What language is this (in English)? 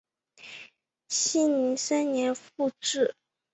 Chinese